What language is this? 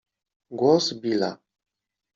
Polish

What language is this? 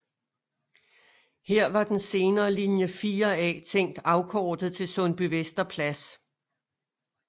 Danish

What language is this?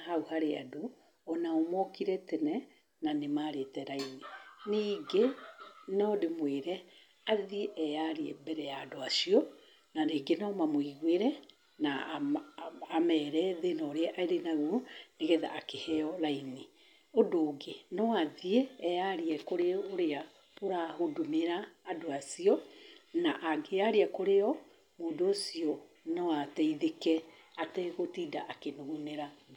Kikuyu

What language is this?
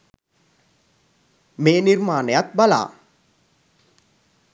Sinhala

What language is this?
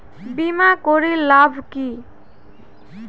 Bangla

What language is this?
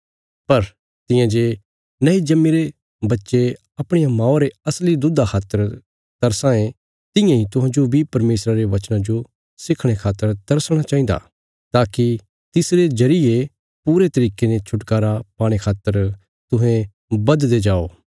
Bilaspuri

